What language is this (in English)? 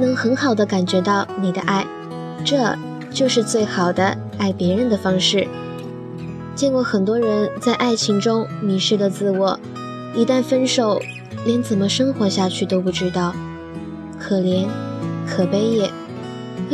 Chinese